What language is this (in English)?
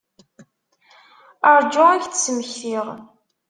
Kabyle